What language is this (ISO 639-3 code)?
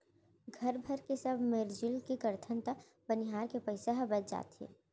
hne